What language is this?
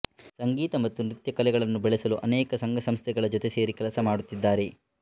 Kannada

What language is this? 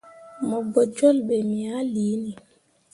Mundang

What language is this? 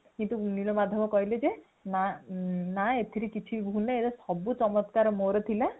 Odia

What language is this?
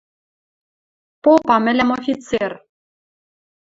Western Mari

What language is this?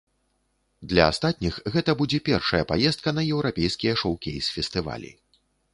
Belarusian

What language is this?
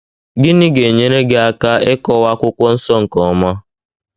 Igbo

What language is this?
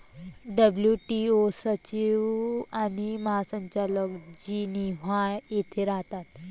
Marathi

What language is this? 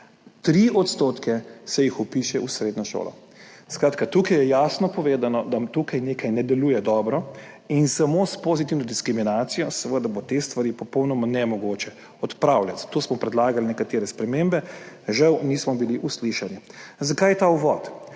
Slovenian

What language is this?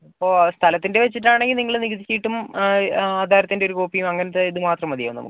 Malayalam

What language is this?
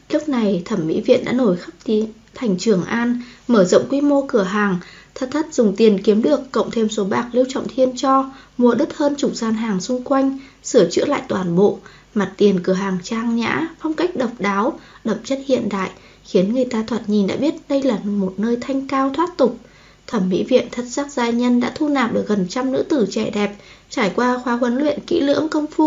Vietnamese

